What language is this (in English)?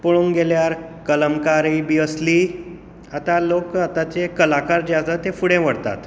Konkani